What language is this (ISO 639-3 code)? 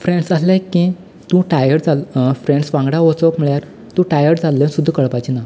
kok